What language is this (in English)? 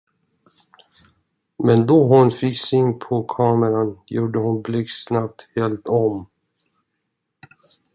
Swedish